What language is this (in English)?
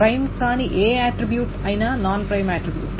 Telugu